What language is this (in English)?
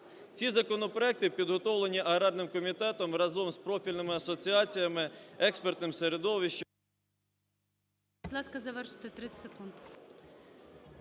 Ukrainian